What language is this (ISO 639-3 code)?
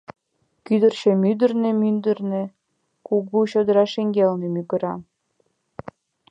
chm